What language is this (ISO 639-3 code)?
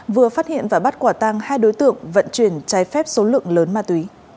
vie